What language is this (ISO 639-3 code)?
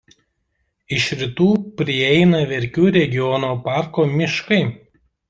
lit